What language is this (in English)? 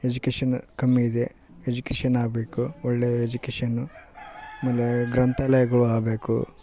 Kannada